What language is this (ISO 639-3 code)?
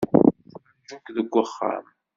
kab